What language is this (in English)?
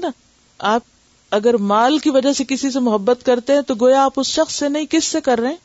Urdu